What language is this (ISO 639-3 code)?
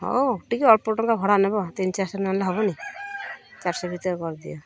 ori